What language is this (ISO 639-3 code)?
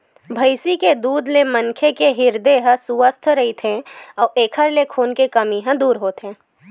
hne